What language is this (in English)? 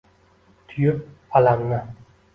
Uzbek